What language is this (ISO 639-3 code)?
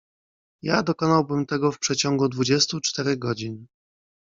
pol